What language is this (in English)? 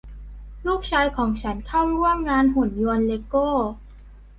Thai